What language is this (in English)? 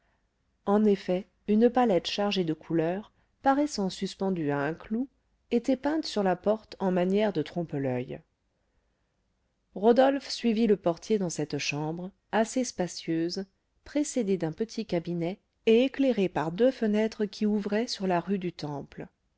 French